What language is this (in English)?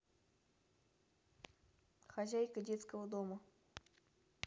Russian